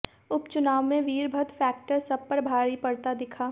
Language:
Hindi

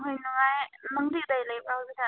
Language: Manipuri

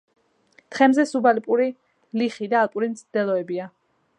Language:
Georgian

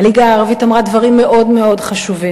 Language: Hebrew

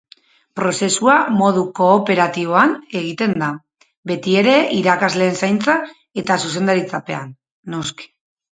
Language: Basque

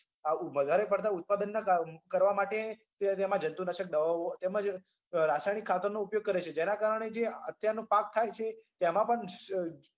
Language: Gujarati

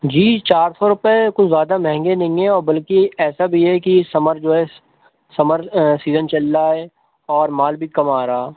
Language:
Urdu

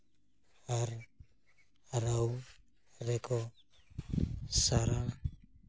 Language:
Santali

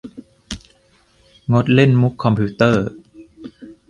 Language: Thai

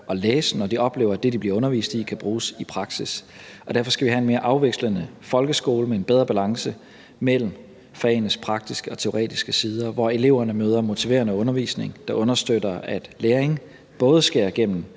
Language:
Danish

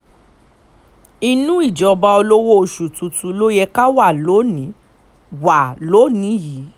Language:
Yoruba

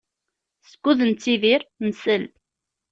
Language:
Kabyle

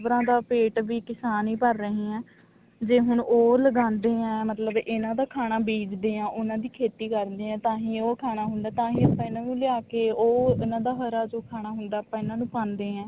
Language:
Punjabi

